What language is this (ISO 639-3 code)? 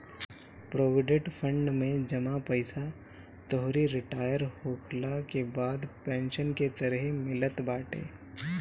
bho